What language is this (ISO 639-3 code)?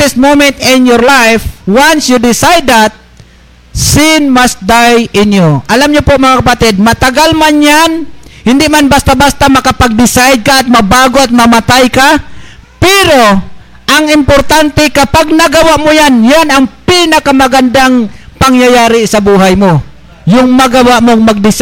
fil